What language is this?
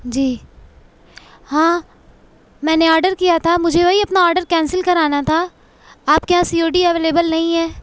Urdu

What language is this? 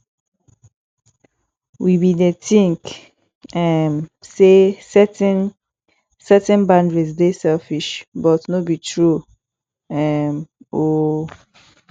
Nigerian Pidgin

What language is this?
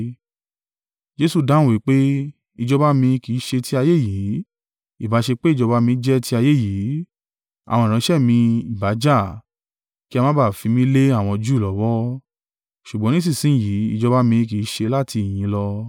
Yoruba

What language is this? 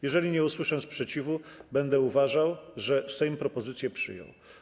Polish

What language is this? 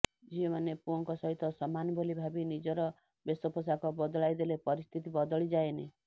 Odia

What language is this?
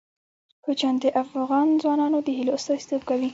Pashto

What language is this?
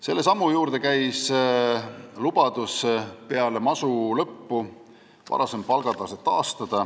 Estonian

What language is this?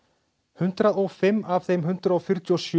Icelandic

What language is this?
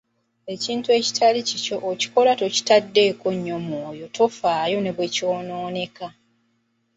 Ganda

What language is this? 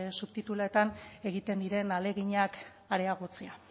Basque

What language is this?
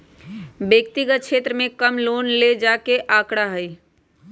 Magahi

